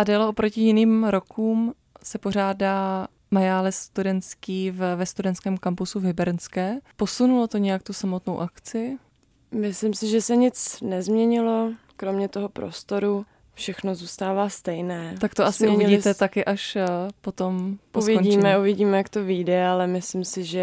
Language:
Czech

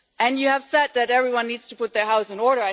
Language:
English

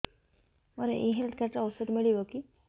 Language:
Odia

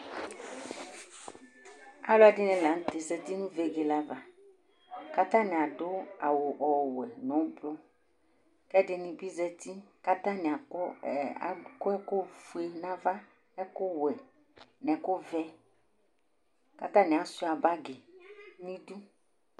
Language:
Ikposo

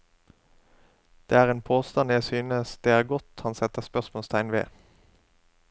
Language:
Norwegian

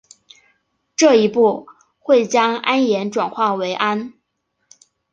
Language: Chinese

